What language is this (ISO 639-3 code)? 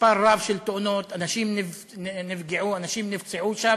heb